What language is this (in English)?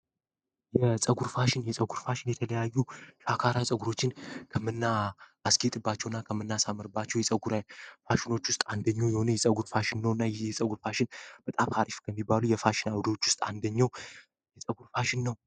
Amharic